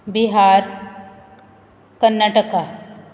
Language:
Konkani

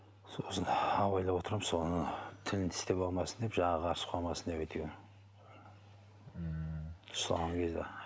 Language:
Kazakh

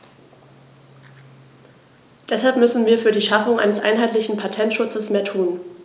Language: German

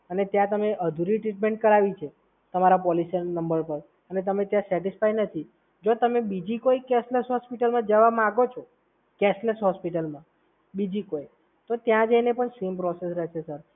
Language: Gujarati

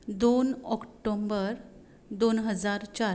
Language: Konkani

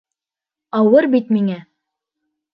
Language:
Bashkir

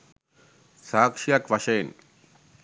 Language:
Sinhala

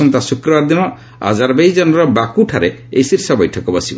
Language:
Odia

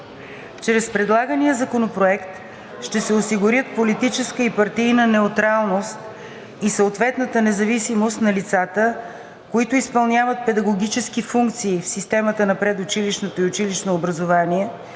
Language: Bulgarian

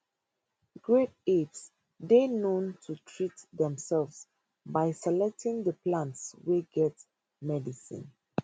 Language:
Nigerian Pidgin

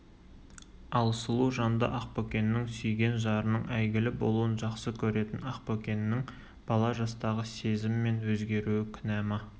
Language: Kazakh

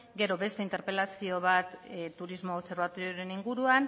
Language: Basque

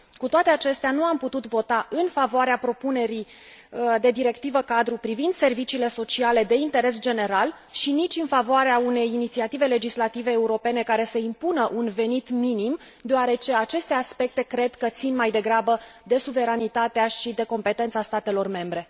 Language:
Romanian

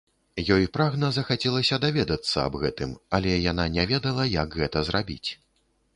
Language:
Belarusian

